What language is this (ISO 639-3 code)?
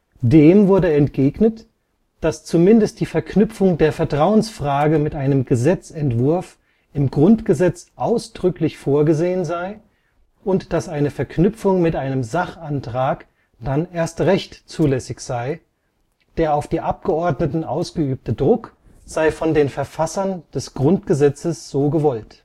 deu